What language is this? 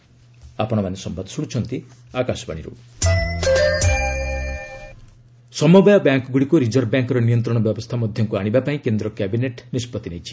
Odia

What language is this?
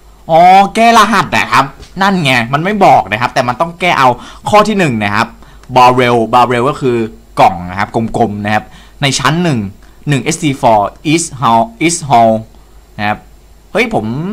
Thai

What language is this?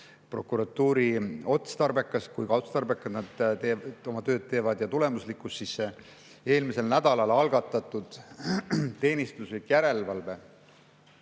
Estonian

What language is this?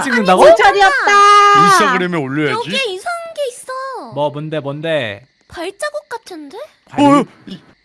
Korean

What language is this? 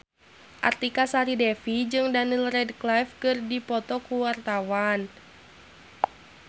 Sundanese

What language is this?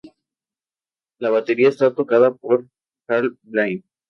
Spanish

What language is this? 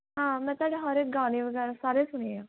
Punjabi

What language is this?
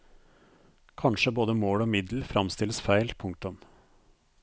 Norwegian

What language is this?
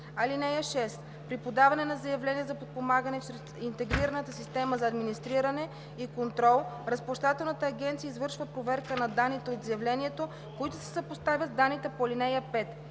Bulgarian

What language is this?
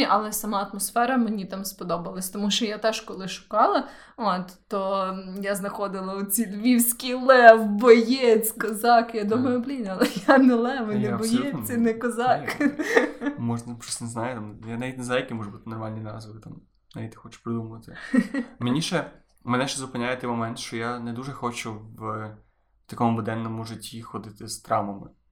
Ukrainian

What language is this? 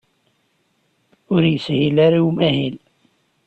Kabyle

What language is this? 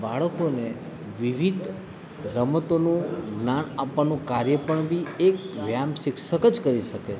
Gujarati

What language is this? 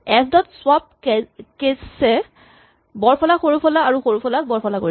Assamese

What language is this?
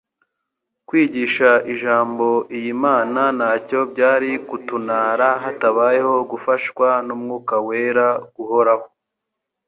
Kinyarwanda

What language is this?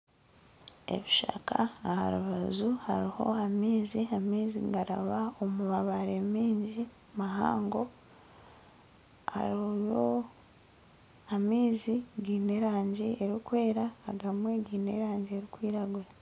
Nyankole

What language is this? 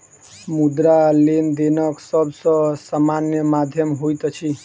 Maithili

